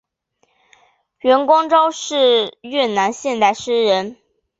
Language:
Chinese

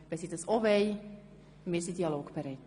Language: Swiss German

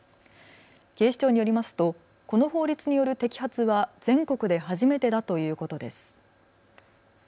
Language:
Japanese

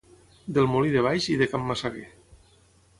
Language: Catalan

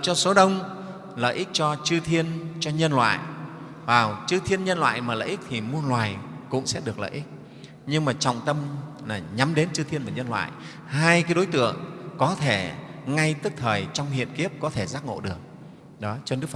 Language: Vietnamese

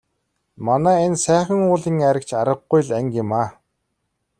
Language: Mongolian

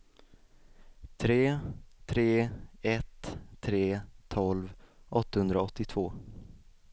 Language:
Swedish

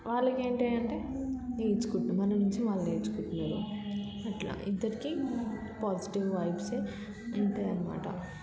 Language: Telugu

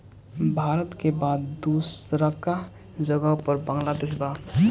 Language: Bhojpuri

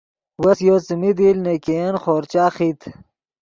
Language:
Yidgha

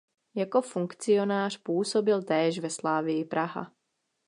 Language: Czech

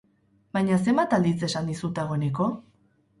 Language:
Basque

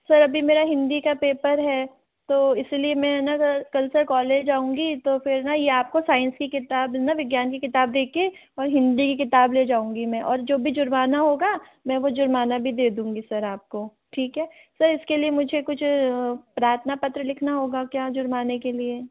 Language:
Hindi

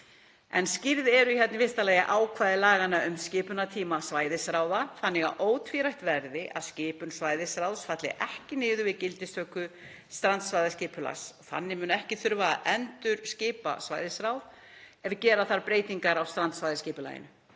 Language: Icelandic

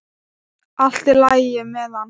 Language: Icelandic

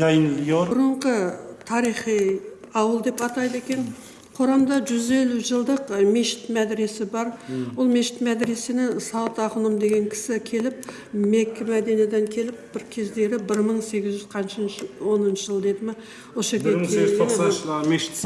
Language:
Turkish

